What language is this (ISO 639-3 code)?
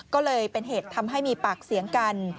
tha